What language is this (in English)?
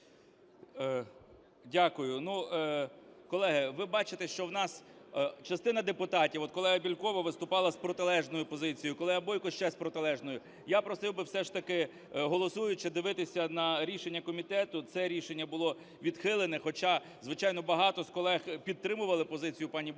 Ukrainian